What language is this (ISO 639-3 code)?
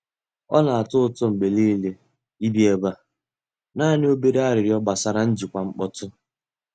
ibo